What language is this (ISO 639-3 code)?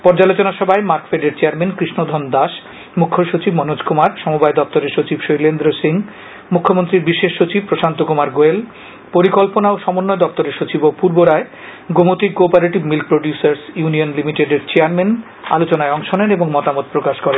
ben